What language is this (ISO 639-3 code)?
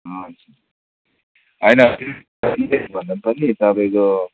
nep